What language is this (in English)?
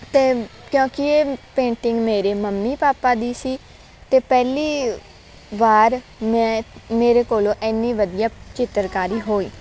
Punjabi